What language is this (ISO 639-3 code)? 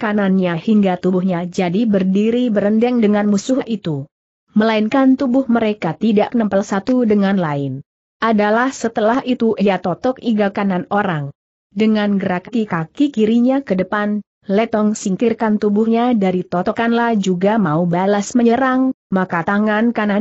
ind